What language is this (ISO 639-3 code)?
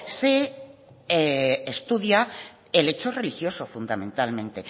spa